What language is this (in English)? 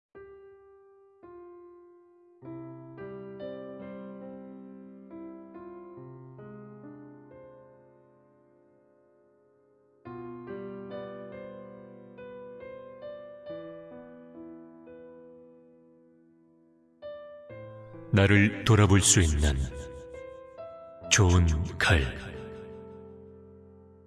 Korean